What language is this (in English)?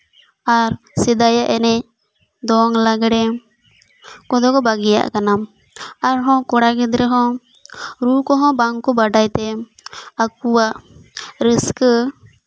Santali